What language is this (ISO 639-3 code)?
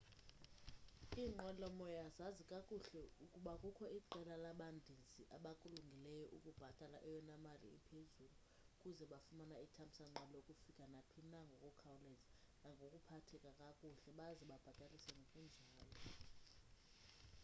xho